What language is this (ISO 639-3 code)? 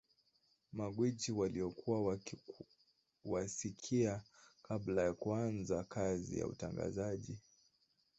swa